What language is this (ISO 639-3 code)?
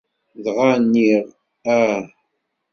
kab